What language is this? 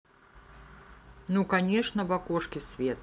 Russian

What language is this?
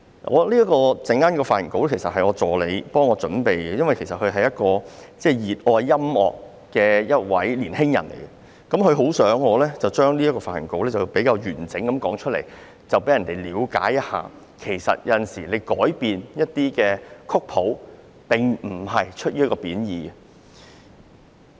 Cantonese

